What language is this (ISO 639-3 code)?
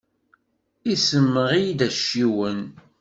kab